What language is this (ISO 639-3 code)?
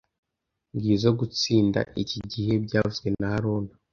kin